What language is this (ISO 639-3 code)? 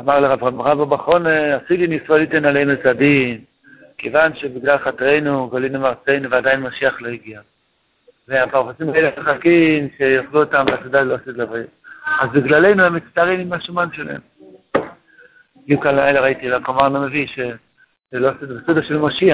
heb